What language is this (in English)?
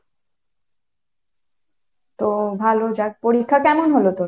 Bangla